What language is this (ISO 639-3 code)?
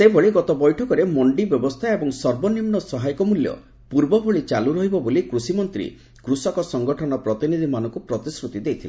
ori